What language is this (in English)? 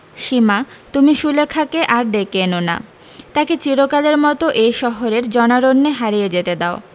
Bangla